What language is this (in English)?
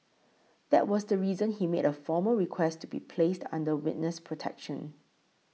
English